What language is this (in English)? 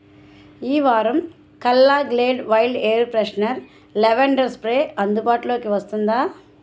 Telugu